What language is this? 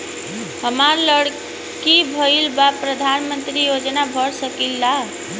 Bhojpuri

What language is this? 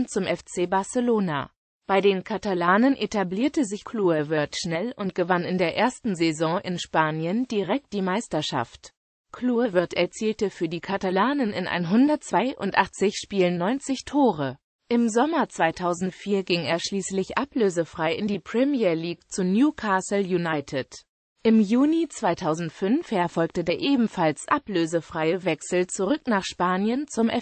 German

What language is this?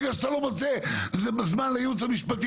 Hebrew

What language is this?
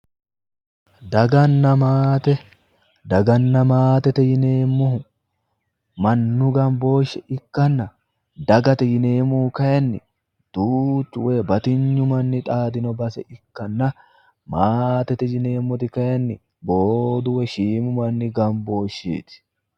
Sidamo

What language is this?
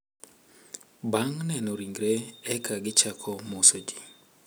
Luo (Kenya and Tanzania)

